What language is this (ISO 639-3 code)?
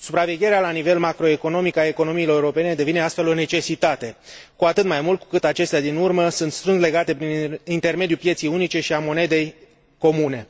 ron